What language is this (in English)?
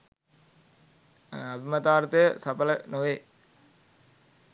Sinhala